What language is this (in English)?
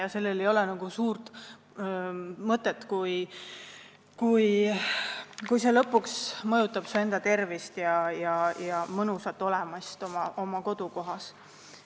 Estonian